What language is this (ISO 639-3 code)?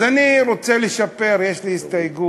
heb